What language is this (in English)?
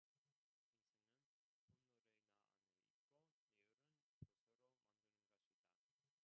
Korean